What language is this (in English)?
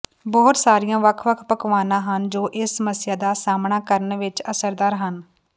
Punjabi